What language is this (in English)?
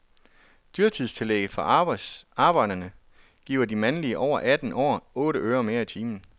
Danish